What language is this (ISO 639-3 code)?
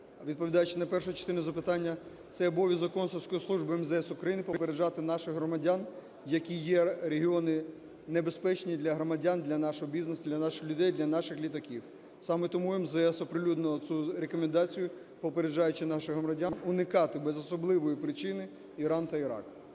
ukr